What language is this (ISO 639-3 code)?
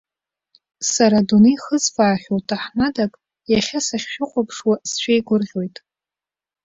abk